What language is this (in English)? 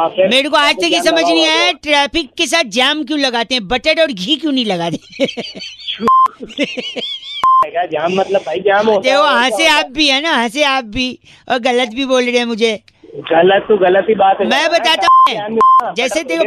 Hindi